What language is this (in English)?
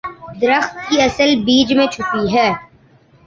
Urdu